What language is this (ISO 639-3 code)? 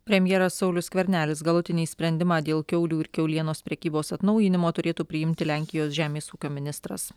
lit